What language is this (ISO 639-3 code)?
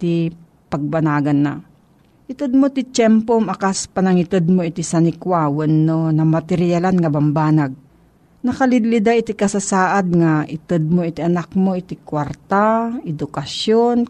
fil